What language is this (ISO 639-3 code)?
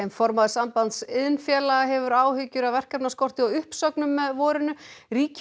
isl